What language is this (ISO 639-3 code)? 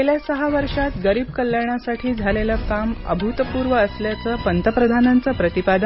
mar